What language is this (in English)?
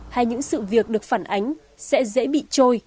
Vietnamese